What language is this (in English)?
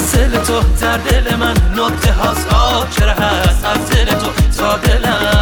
Persian